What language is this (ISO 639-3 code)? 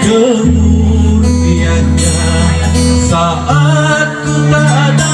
ind